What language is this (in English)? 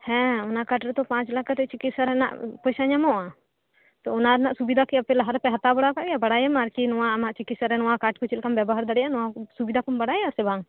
Santali